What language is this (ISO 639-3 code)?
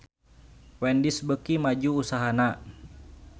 sun